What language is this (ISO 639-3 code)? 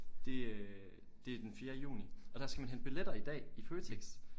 dan